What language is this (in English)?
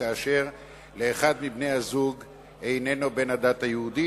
Hebrew